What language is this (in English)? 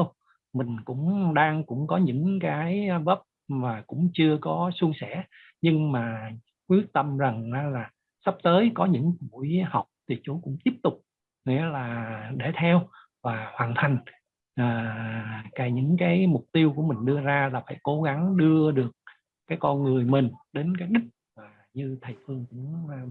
Vietnamese